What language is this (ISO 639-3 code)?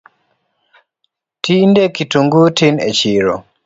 luo